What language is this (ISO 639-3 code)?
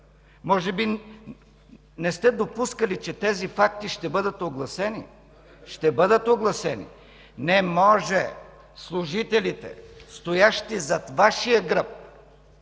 bul